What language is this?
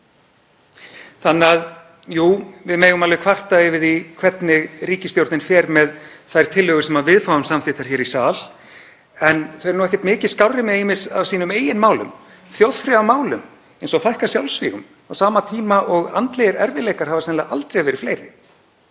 Icelandic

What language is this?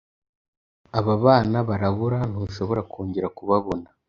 Kinyarwanda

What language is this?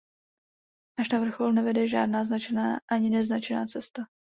Czech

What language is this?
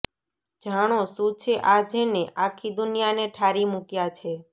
Gujarati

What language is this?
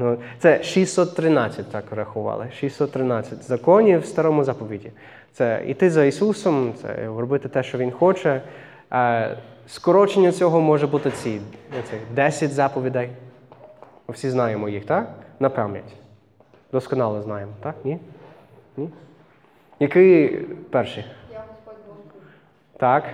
Ukrainian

